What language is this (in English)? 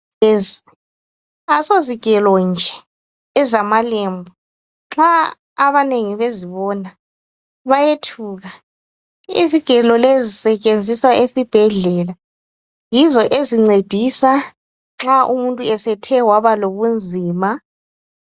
North Ndebele